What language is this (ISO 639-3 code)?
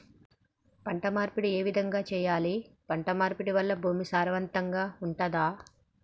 tel